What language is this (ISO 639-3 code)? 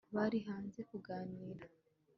kin